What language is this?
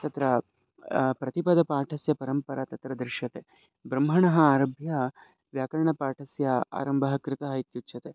Sanskrit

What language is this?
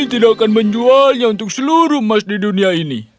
Indonesian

